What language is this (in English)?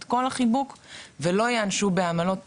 Hebrew